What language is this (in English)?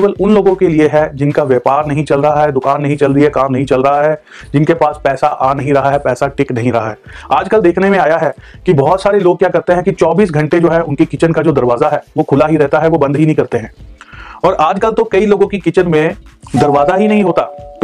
Hindi